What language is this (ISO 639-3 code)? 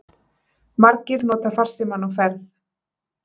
isl